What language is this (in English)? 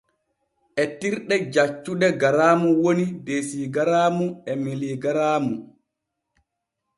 Borgu Fulfulde